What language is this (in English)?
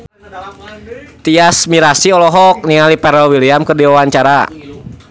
Sundanese